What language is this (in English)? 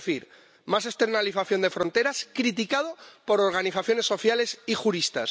Spanish